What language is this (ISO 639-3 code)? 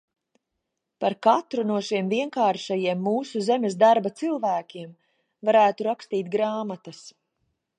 lav